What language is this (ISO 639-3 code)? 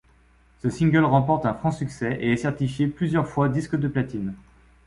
fra